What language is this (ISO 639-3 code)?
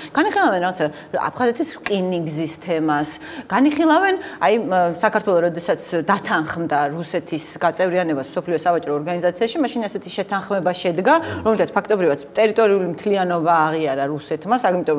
ron